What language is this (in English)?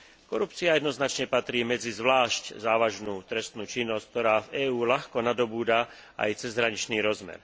Slovak